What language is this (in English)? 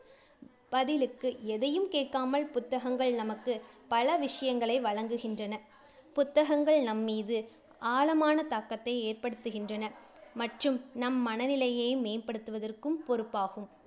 Tamil